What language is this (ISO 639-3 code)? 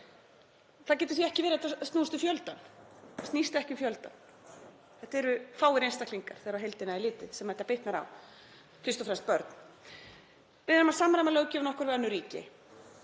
isl